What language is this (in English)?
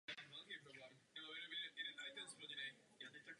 Czech